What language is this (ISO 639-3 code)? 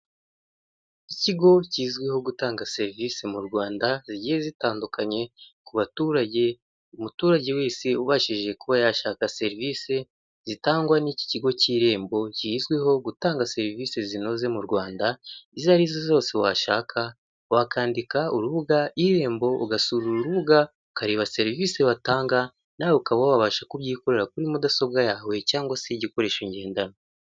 kin